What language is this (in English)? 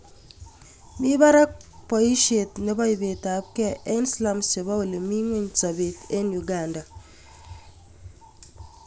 Kalenjin